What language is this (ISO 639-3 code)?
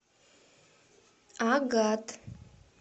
rus